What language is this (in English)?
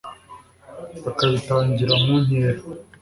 Kinyarwanda